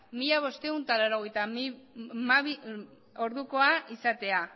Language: Basque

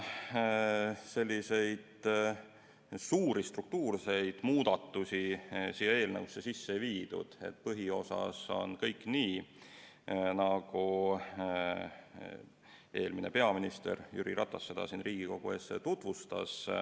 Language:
Estonian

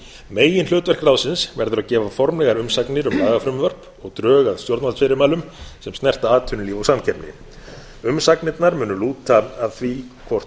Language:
Icelandic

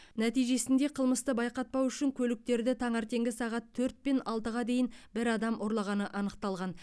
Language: Kazakh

